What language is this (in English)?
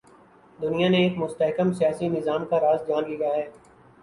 Urdu